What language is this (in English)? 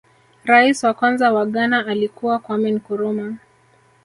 Swahili